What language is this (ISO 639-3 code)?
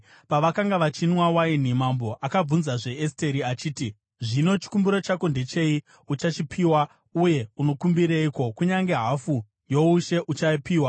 sna